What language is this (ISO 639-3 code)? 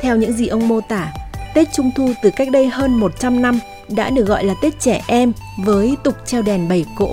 vie